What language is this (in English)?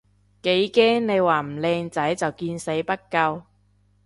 Cantonese